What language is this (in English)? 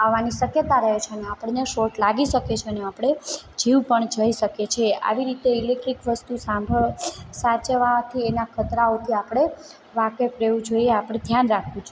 Gujarati